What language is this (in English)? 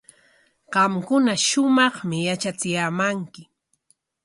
Corongo Ancash Quechua